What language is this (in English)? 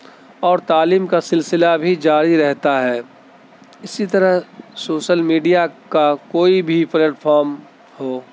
Urdu